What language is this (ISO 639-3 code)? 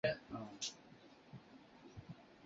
zho